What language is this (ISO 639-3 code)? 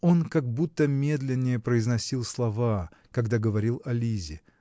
rus